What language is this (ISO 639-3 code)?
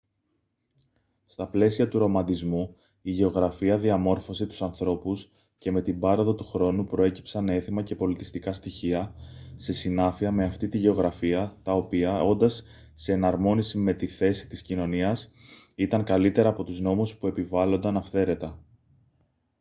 ell